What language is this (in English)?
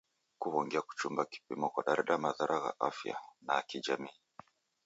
Taita